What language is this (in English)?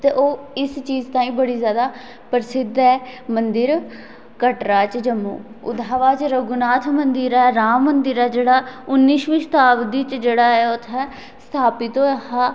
Dogri